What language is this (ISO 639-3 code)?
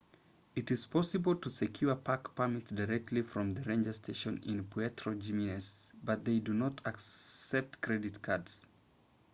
eng